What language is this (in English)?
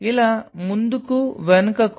Telugu